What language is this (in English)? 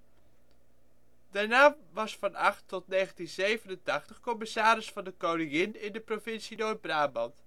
Dutch